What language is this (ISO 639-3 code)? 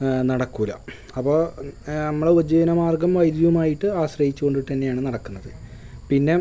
mal